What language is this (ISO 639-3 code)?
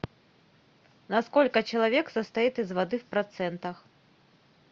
rus